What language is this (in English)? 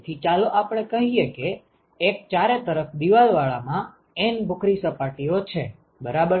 Gujarati